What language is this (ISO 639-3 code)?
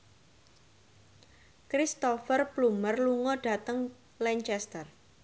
jav